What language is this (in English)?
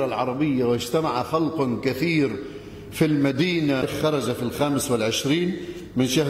Arabic